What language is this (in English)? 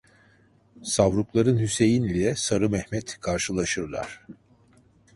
Turkish